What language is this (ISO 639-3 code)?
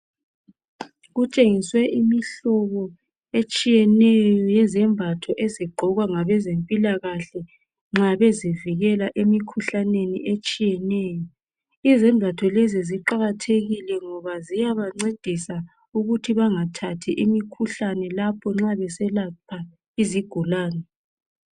nde